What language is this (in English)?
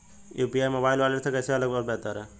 Hindi